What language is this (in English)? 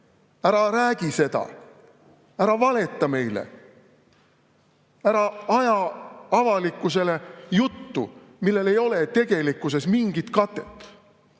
Estonian